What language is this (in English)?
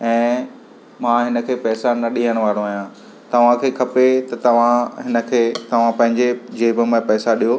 Sindhi